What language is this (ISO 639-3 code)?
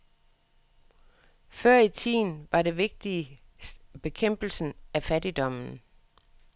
dan